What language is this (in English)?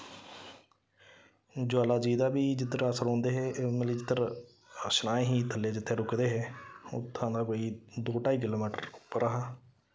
Dogri